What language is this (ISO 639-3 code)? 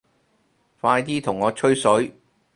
yue